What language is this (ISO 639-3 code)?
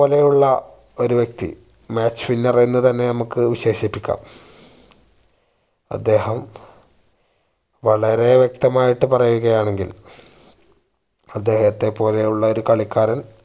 mal